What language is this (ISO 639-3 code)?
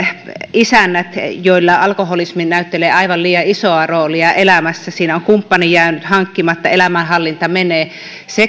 fin